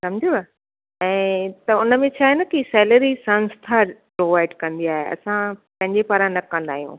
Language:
Sindhi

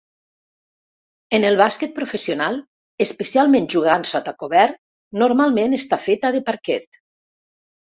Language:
Catalan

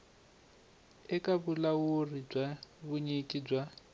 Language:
Tsonga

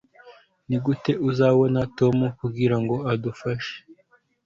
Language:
Kinyarwanda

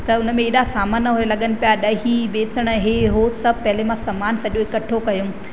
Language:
Sindhi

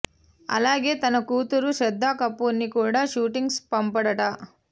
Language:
Telugu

